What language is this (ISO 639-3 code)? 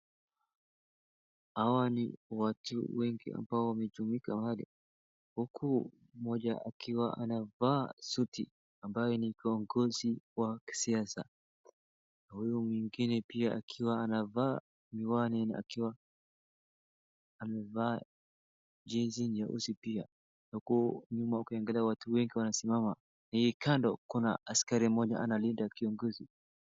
swa